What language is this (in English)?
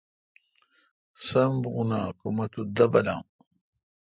Kalkoti